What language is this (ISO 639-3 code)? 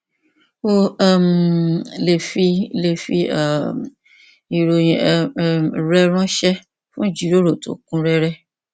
yor